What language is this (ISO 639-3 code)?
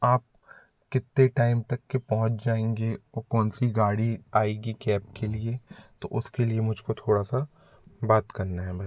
hin